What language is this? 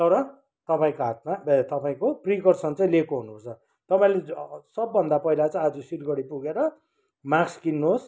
Nepali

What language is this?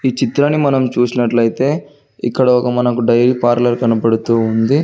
Telugu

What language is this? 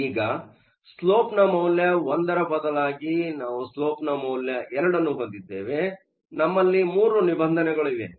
Kannada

